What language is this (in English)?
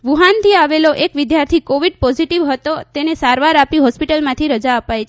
Gujarati